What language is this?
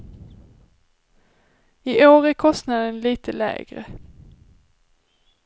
Swedish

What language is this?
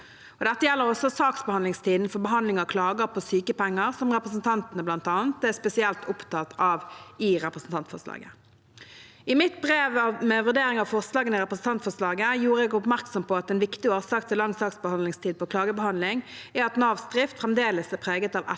Norwegian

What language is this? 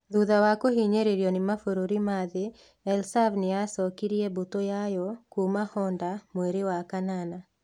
Kikuyu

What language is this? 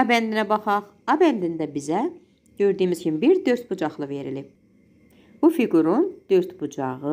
Turkish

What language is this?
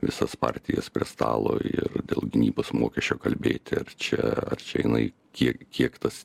Lithuanian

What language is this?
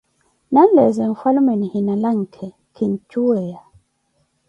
Koti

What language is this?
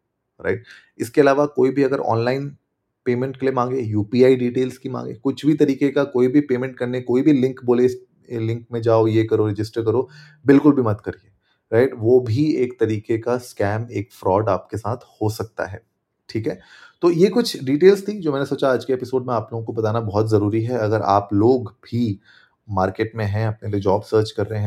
Hindi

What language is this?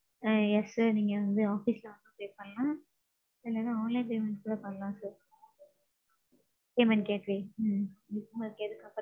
Tamil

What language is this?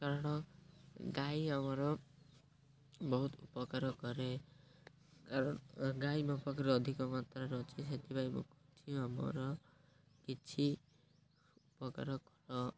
Odia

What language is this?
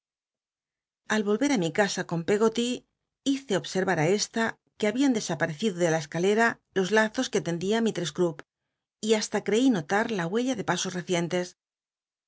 Spanish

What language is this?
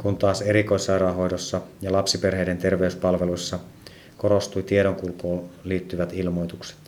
Finnish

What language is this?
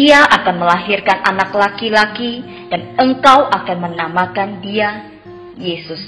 Indonesian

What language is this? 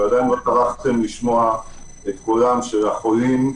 Hebrew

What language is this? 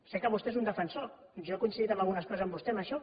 Catalan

